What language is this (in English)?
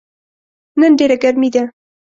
Pashto